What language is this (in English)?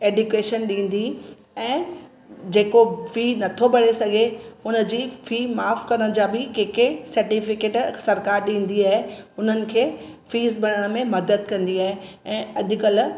Sindhi